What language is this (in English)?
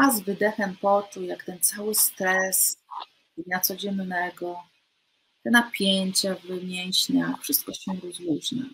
Polish